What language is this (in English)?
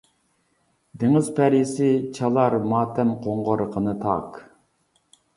Uyghur